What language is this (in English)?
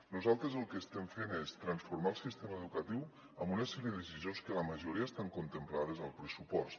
Catalan